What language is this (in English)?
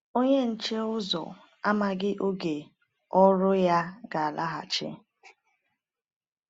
Igbo